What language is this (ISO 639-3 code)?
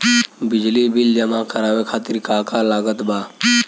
bho